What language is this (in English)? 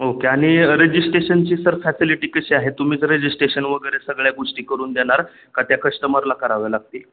Marathi